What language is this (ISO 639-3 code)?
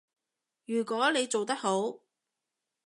yue